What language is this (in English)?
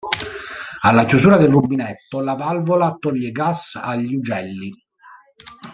Italian